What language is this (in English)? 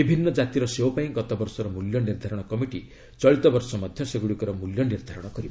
Odia